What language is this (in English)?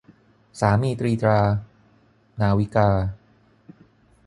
Thai